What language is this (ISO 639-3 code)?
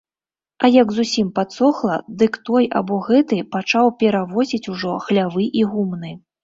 bel